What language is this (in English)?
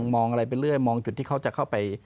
Thai